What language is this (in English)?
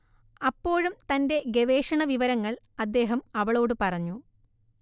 Malayalam